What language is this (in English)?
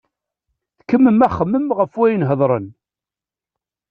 Kabyle